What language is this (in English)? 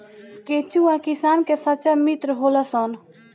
Bhojpuri